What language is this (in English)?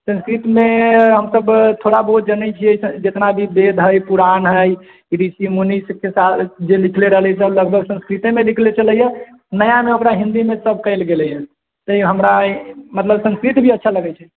Maithili